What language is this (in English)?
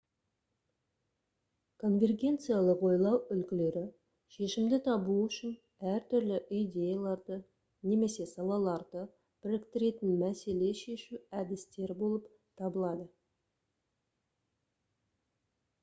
Kazakh